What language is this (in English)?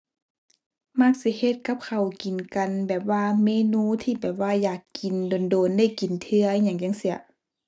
Thai